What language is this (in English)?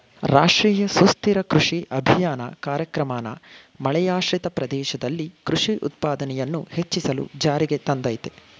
Kannada